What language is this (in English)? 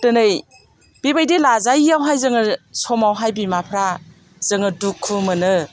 Bodo